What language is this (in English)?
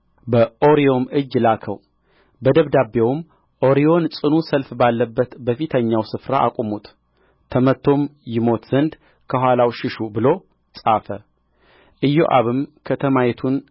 Amharic